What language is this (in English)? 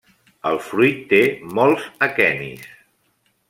Catalan